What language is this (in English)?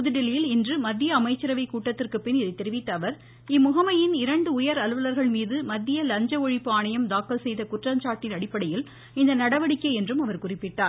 Tamil